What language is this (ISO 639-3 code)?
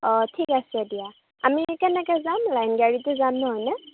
asm